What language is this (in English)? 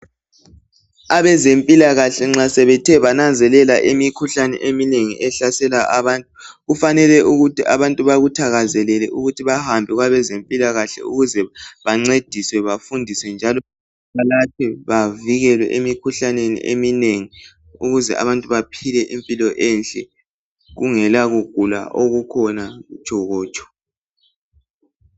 North Ndebele